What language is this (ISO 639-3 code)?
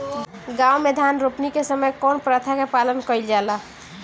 bho